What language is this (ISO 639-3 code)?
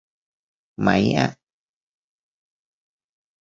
tha